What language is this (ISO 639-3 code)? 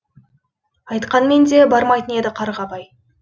kaz